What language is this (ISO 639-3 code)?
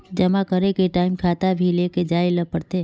mag